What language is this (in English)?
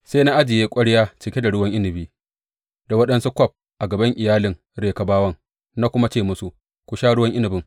Hausa